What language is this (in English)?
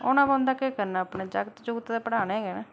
Dogri